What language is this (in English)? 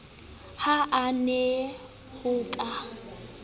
Southern Sotho